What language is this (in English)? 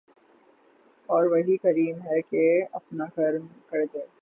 Urdu